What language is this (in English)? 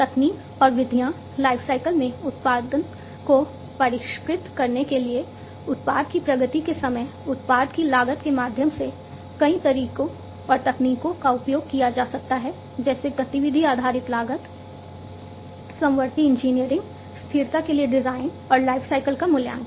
Hindi